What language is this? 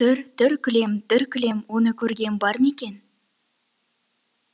Kazakh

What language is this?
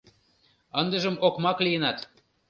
Mari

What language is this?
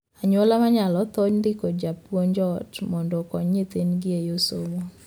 Luo (Kenya and Tanzania)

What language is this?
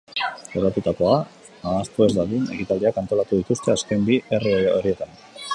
Basque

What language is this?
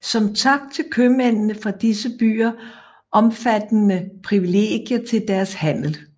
Danish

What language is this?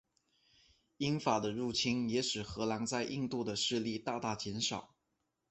Chinese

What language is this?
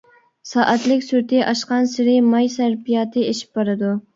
Uyghur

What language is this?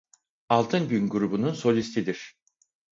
Turkish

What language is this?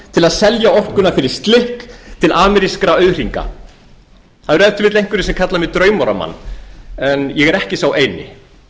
Icelandic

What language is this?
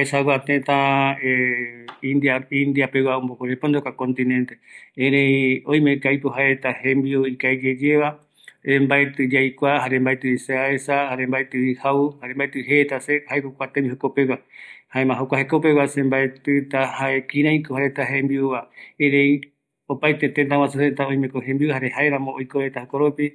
Eastern Bolivian Guaraní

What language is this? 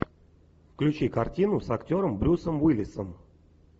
Russian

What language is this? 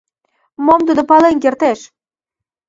Mari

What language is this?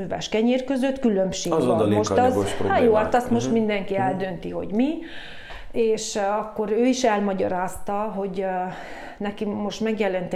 Hungarian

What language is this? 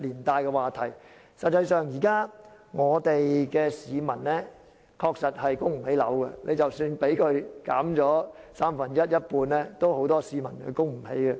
Cantonese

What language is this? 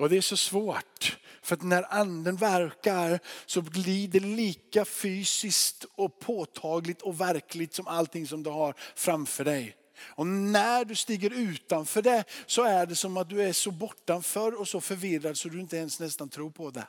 Swedish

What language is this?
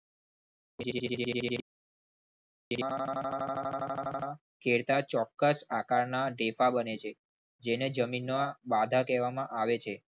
Gujarati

